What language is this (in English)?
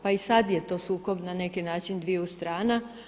Croatian